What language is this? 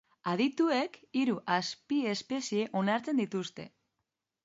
Basque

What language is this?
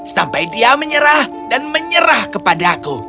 Indonesian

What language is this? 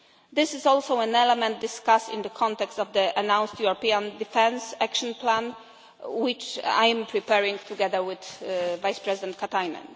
English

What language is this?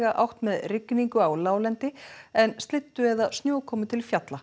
Icelandic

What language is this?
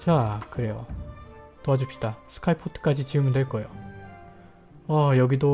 Korean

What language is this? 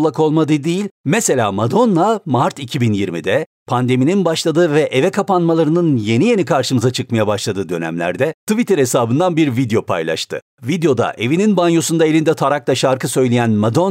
Turkish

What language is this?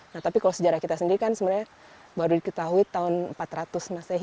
Indonesian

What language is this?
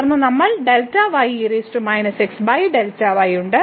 Malayalam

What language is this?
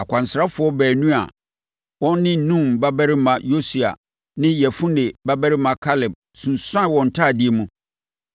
Akan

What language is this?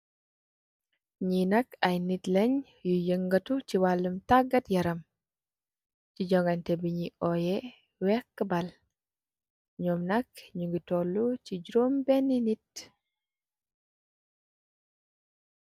Wolof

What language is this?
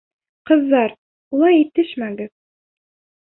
Bashkir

